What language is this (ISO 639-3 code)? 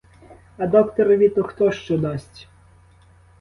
ukr